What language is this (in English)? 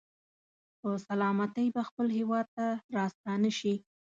Pashto